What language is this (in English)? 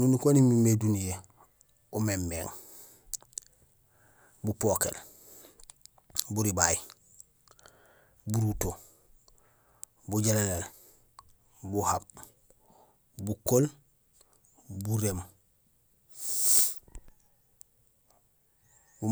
Gusilay